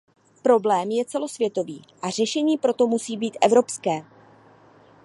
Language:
Czech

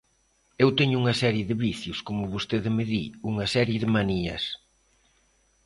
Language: Galician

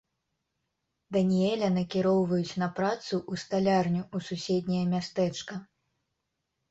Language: Belarusian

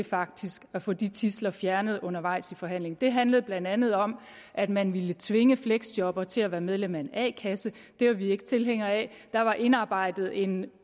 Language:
Danish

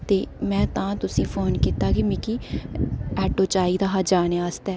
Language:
Dogri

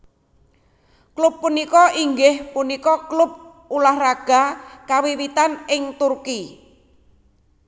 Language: Javanese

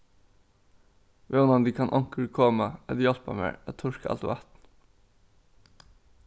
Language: Faroese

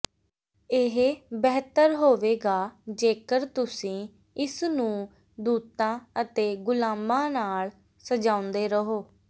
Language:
Punjabi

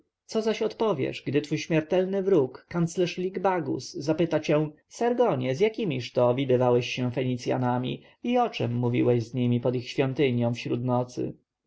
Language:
Polish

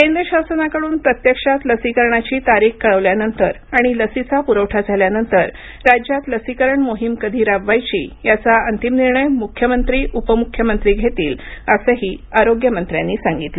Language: Marathi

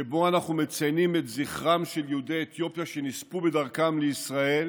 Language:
Hebrew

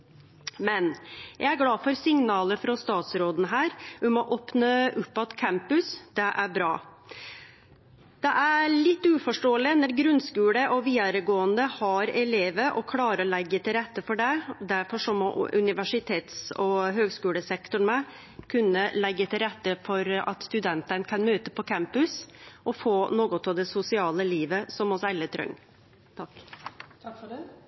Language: Norwegian Nynorsk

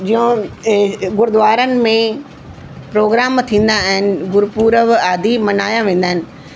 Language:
Sindhi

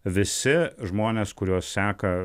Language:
Lithuanian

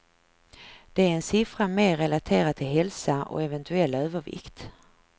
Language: Swedish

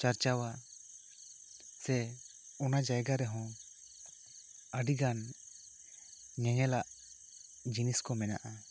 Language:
Santali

